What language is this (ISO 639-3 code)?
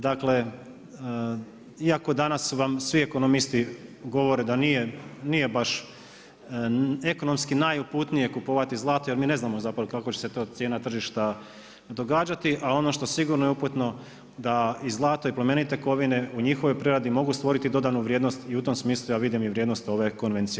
hrv